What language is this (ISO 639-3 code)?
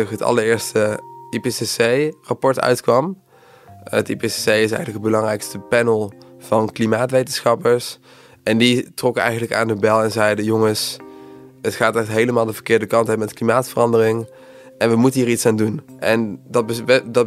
nld